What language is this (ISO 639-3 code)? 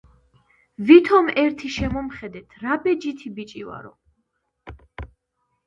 kat